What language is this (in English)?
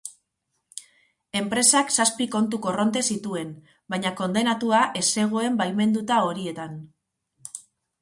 Basque